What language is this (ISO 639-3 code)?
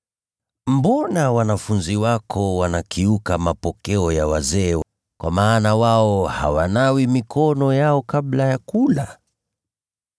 swa